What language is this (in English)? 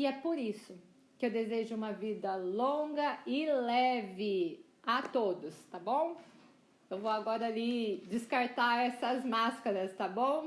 Portuguese